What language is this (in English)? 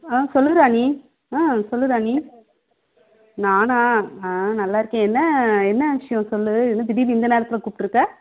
Tamil